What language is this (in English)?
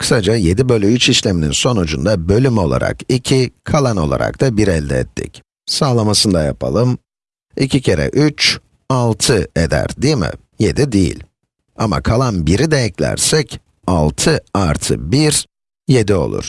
Turkish